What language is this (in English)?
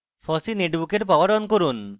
Bangla